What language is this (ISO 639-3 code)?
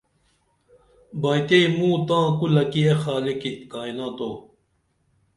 dml